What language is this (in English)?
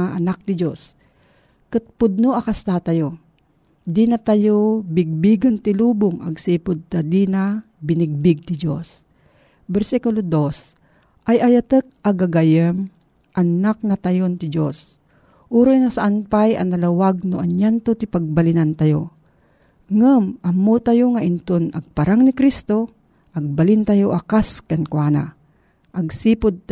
Filipino